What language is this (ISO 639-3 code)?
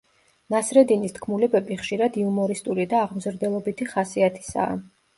kat